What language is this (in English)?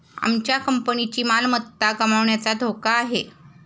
Marathi